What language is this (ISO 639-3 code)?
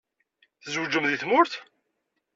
kab